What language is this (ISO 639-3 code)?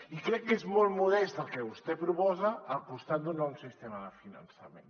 cat